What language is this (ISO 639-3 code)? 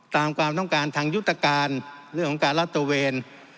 tha